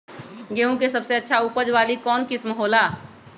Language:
Magahi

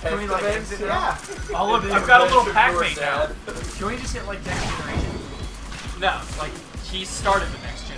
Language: English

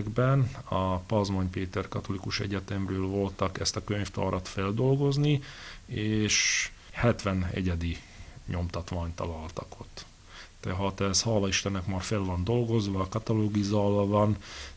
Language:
Hungarian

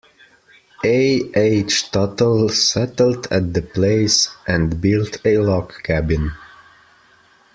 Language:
English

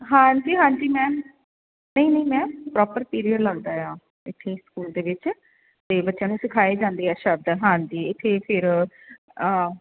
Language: Punjabi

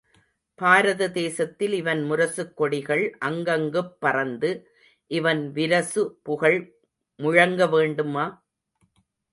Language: Tamil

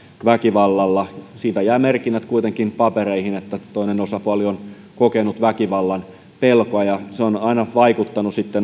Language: Finnish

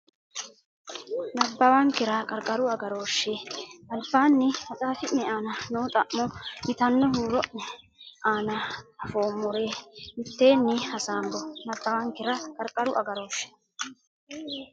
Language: Sidamo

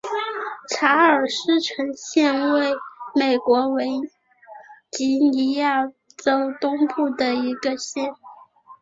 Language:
Chinese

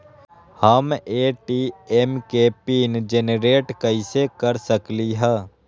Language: Magahi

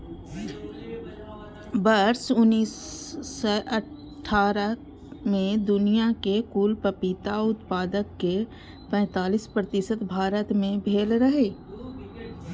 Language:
Maithili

